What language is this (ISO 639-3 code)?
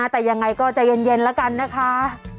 tha